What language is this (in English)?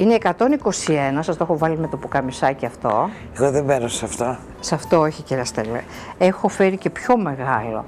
Greek